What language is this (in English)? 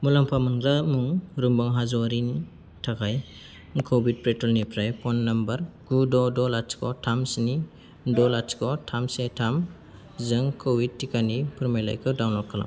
Bodo